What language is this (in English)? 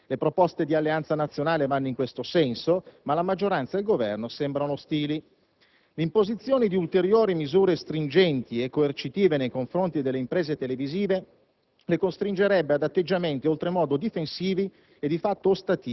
Italian